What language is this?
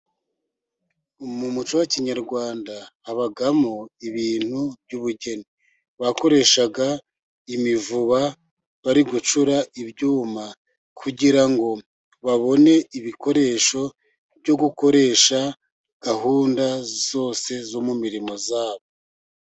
Kinyarwanda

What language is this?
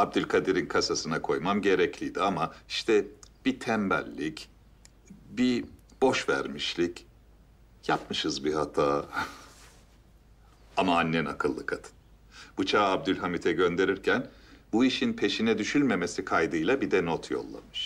Turkish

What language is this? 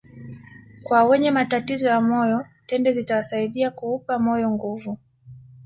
Swahili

